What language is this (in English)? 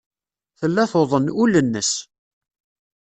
Kabyle